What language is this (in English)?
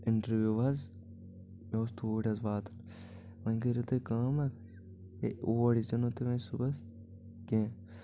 Kashmiri